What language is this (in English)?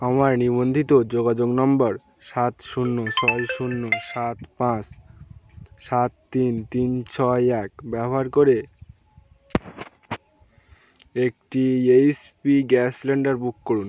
Bangla